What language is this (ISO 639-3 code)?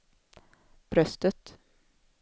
swe